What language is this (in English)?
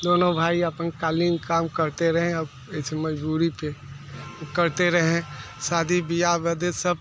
Hindi